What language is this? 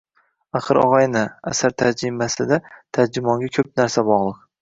Uzbek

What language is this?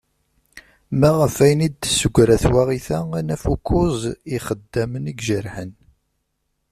Kabyle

